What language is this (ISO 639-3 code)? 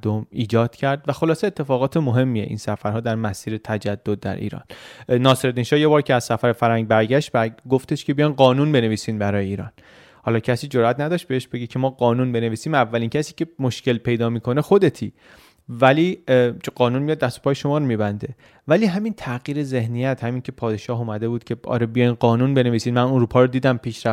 fas